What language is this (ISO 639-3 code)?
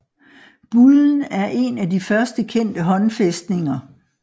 dan